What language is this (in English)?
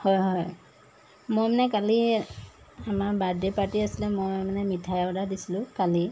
Assamese